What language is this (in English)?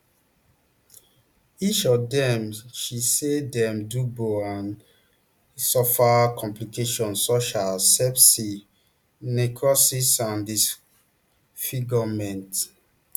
Nigerian Pidgin